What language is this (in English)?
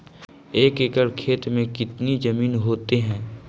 Magahi